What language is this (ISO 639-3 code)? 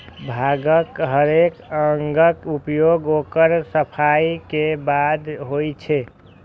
mai